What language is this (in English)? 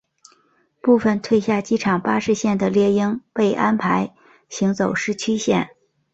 Chinese